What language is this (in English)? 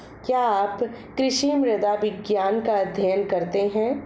Hindi